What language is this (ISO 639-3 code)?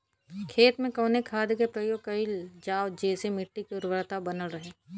bho